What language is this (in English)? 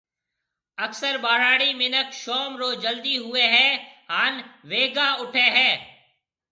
Marwari (Pakistan)